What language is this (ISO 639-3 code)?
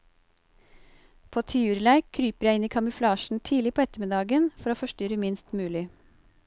nor